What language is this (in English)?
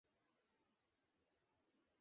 Bangla